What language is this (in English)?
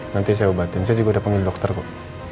Indonesian